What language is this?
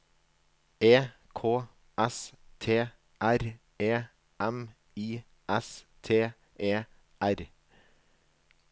Norwegian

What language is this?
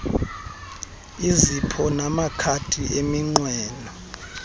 Xhosa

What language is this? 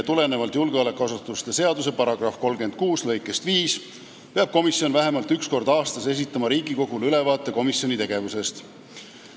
Estonian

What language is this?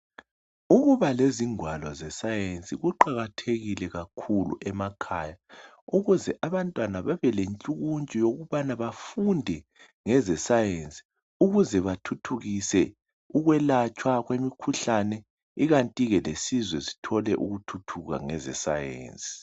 North Ndebele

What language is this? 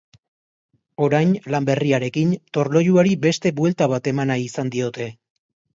Basque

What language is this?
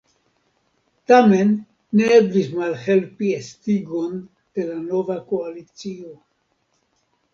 Esperanto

